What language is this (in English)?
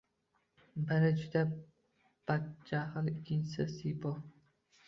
Uzbek